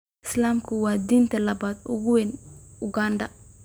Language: Somali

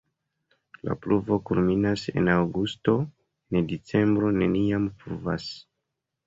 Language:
Esperanto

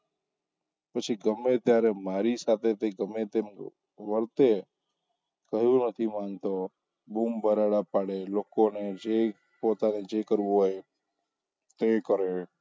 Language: Gujarati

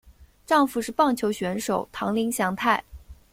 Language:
Chinese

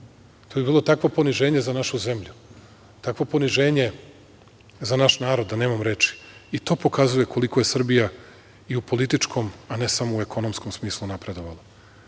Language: Serbian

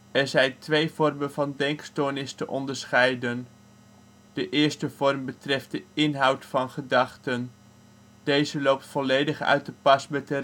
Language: Dutch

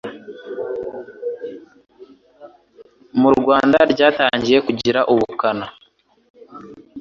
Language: Kinyarwanda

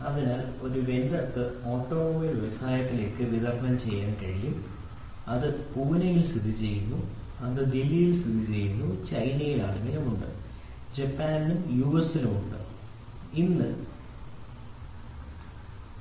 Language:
Malayalam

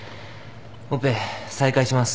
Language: Japanese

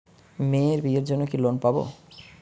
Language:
Bangla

